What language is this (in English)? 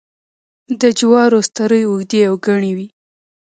Pashto